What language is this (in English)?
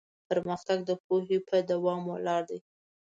Pashto